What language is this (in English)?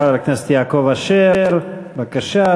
Hebrew